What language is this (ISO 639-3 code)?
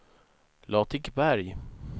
swe